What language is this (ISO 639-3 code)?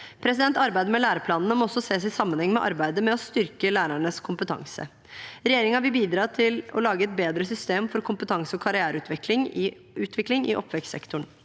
nor